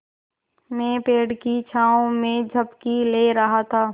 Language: Hindi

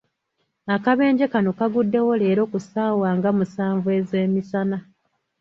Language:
Ganda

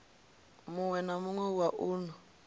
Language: Venda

